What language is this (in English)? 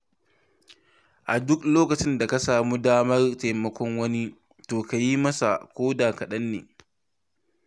Hausa